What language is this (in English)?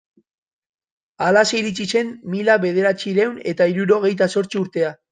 Basque